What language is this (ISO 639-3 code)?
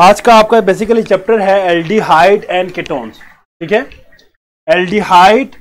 hin